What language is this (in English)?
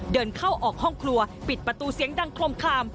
Thai